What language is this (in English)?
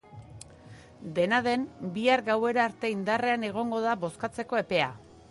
Basque